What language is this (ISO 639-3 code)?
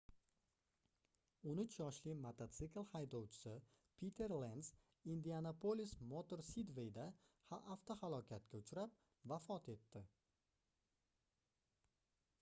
uzb